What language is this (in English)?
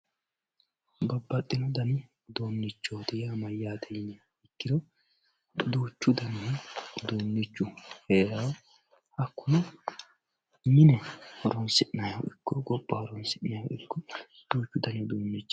Sidamo